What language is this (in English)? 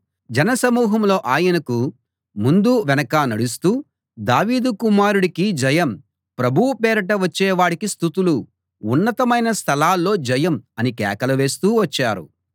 Telugu